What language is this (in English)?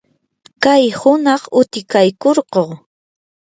Yanahuanca Pasco Quechua